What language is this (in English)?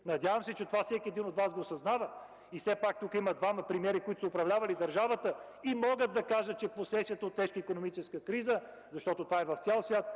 Bulgarian